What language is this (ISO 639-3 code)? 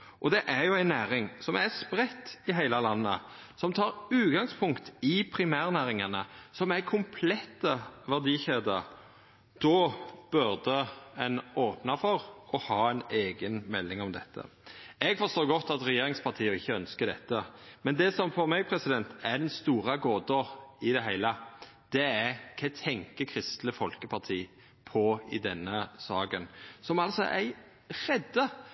nno